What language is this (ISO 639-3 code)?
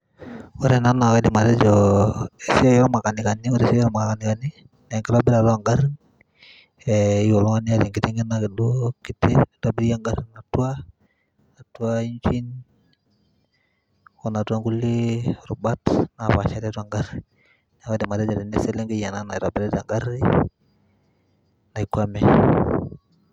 mas